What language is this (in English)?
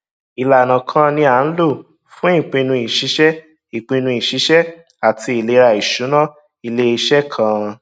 Yoruba